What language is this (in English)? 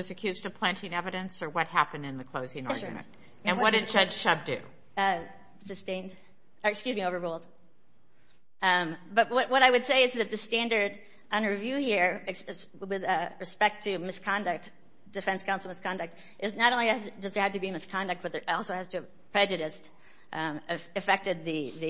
English